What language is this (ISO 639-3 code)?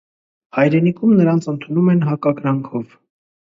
hye